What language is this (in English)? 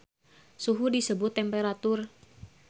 Sundanese